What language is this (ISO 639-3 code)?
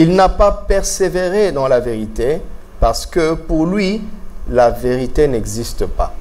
fra